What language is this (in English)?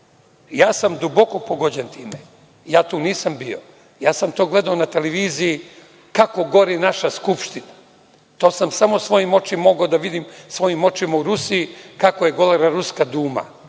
Serbian